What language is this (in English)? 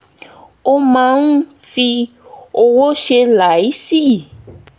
Yoruba